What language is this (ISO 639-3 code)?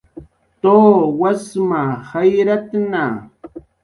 jqr